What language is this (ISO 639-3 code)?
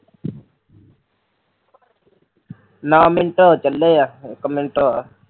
pan